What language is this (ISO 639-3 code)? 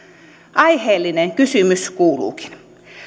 fin